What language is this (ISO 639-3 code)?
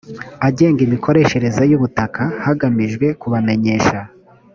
kin